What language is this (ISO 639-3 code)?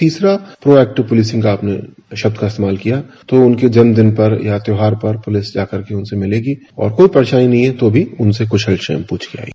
hin